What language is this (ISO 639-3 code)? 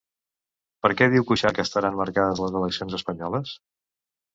cat